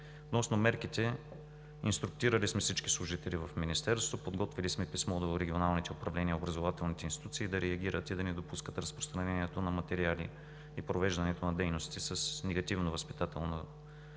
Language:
Bulgarian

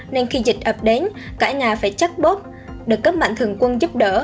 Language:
Vietnamese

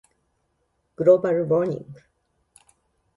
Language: Japanese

